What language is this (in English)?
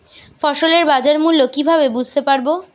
Bangla